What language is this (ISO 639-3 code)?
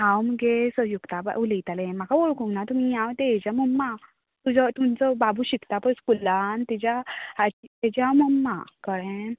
kok